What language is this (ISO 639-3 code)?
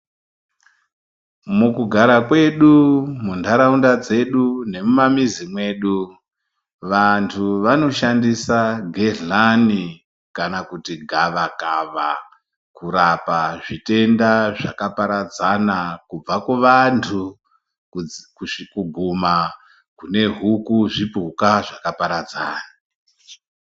ndc